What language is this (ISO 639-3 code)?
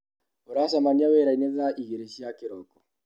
kik